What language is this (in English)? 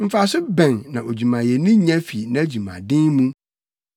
Akan